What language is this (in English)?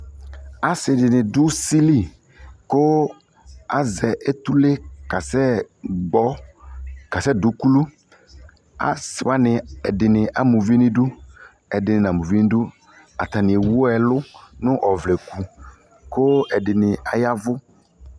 Ikposo